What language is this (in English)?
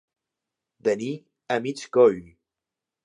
Catalan